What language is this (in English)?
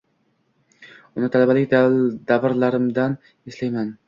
Uzbek